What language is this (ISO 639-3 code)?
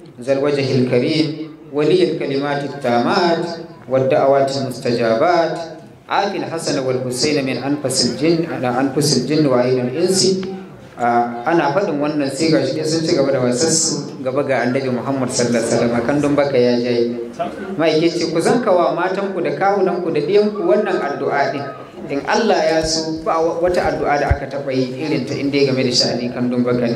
ara